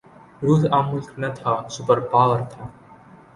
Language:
Urdu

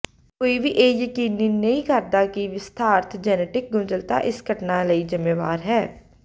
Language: Punjabi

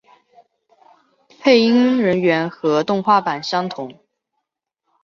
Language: Chinese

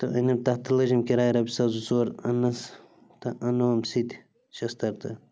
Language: Kashmiri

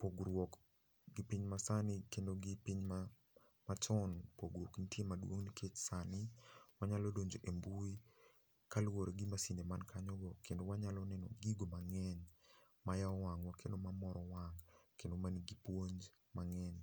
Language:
Luo (Kenya and Tanzania)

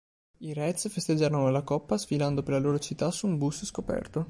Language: Italian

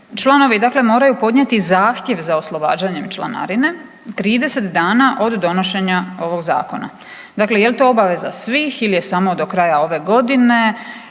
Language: Croatian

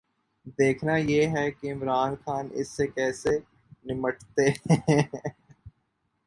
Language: Urdu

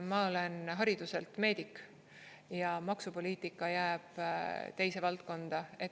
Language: Estonian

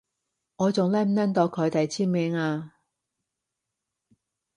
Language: Cantonese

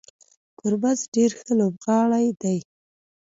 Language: Pashto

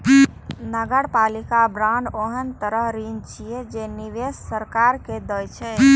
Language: Maithili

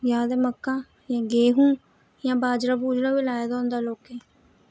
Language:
Dogri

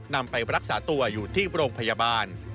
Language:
Thai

